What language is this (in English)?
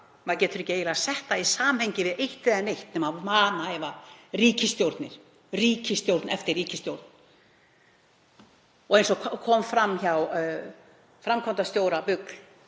Icelandic